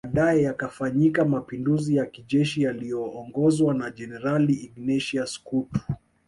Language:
Swahili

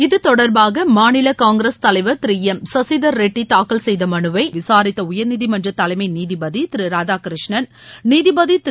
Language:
Tamil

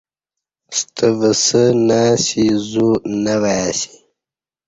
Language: Kati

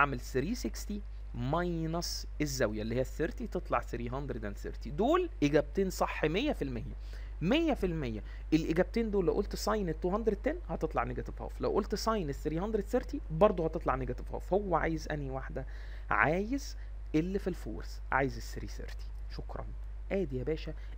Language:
Arabic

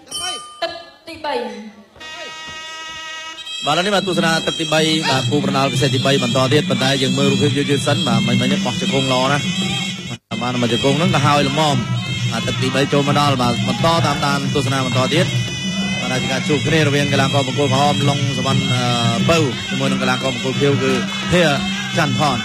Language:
Thai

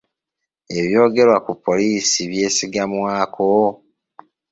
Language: Ganda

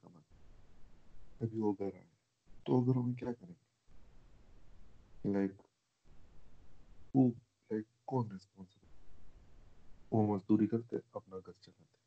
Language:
Urdu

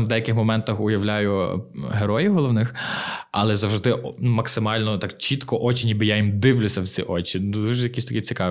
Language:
Ukrainian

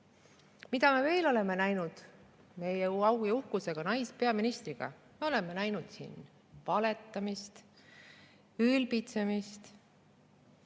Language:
Estonian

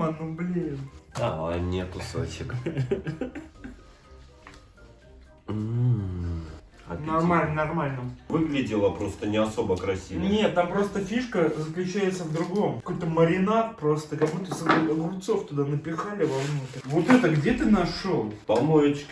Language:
Russian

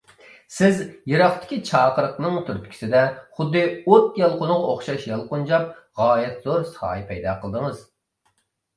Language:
Uyghur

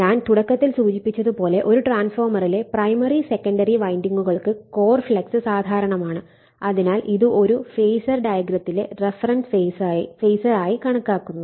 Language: Malayalam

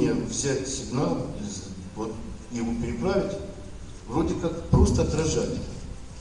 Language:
Russian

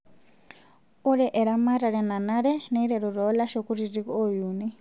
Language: Masai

